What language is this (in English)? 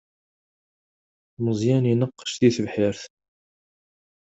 Kabyle